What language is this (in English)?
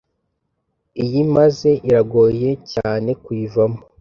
Kinyarwanda